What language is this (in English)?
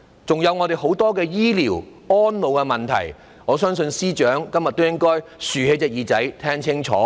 Cantonese